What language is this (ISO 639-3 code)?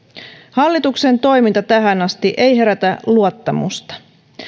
fin